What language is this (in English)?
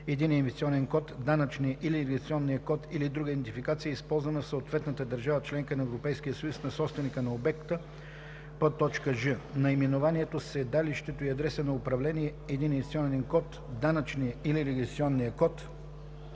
Bulgarian